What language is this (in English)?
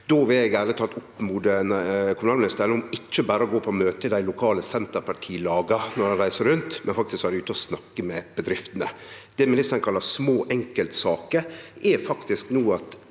Norwegian